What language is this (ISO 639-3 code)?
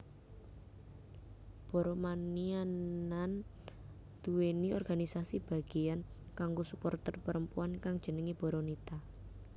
jav